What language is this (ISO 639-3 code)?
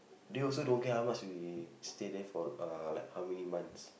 eng